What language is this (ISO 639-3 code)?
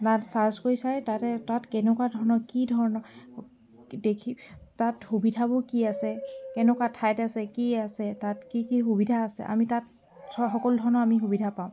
asm